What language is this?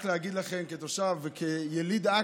Hebrew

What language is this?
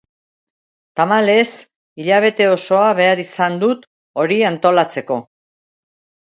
Basque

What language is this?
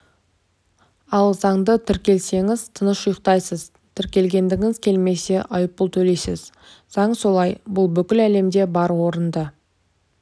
Kazakh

